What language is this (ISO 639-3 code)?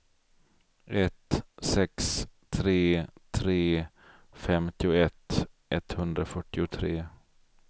swe